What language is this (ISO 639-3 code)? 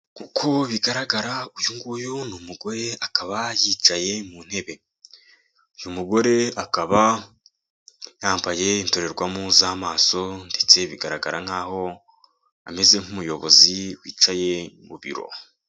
kin